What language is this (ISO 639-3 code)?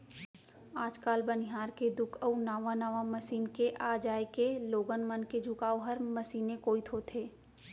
hne